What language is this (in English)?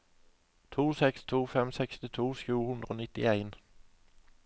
Norwegian